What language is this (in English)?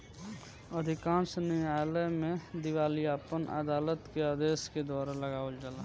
Bhojpuri